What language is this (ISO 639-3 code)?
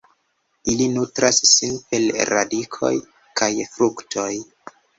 epo